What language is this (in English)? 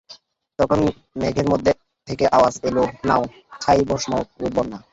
Bangla